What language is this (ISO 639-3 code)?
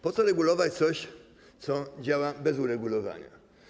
pol